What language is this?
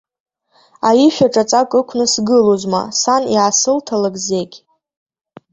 Abkhazian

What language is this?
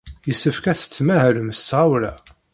Kabyle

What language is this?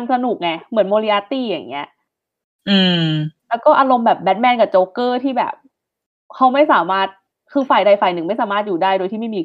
Thai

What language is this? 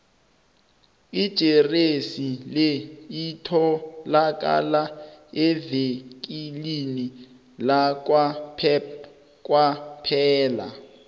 South Ndebele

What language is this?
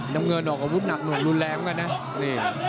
Thai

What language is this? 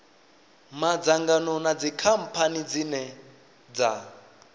Venda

